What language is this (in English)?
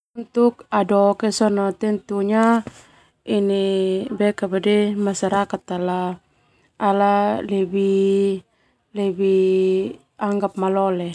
Termanu